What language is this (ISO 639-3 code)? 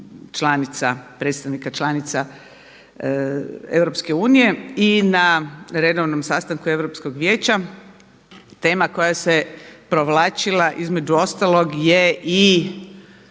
hrv